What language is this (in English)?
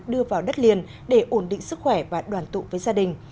Vietnamese